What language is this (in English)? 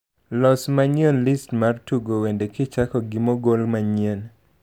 Luo (Kenya and Tanzania)